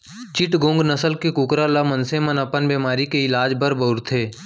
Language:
Chhattisgarhi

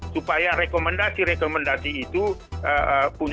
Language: Indonesian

